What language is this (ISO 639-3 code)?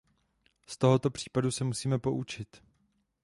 ces